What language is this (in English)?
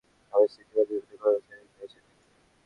Bangla